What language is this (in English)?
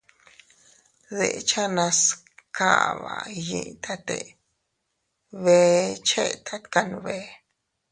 Teutila Cuicatec